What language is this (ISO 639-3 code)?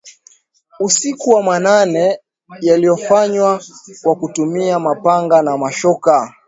swa